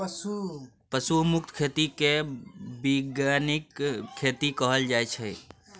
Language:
Maithili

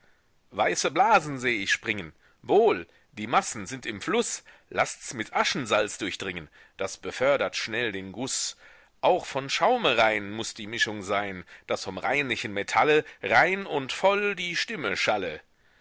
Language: German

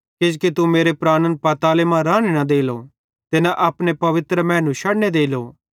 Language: Bhadrawahi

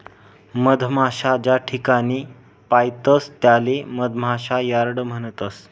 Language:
Marathi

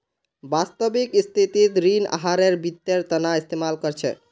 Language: Magahi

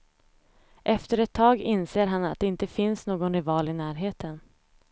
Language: Swedish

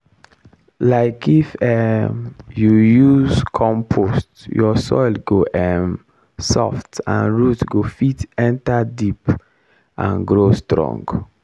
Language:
Nigerian Pidgin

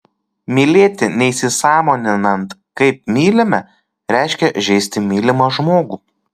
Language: Lithuanian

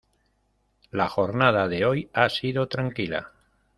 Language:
Spanish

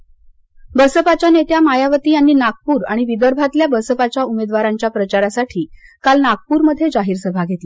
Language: Marathi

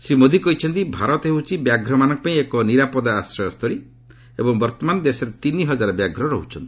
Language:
Odia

